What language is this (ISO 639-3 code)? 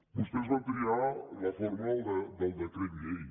cat